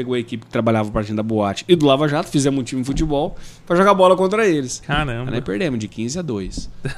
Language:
Portuguese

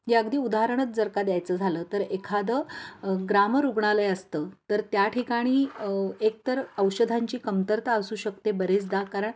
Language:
Marathi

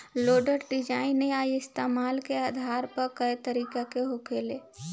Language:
Bhojpuri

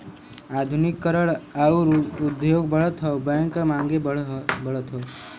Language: Bhojpuri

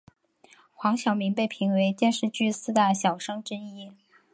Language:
Chinese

